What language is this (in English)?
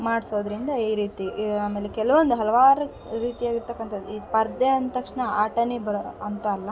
Kannada